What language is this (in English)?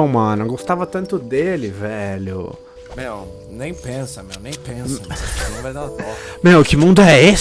Portuguese